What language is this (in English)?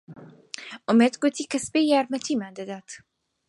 Central Kurdish